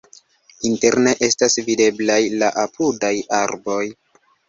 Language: Esperanto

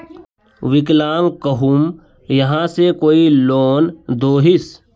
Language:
Magahi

